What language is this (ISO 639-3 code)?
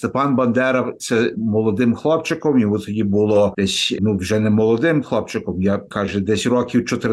ukr